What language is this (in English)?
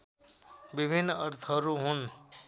Nepali